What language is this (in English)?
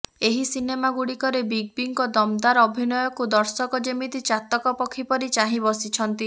Odia